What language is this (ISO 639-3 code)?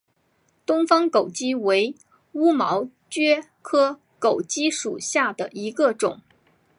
zho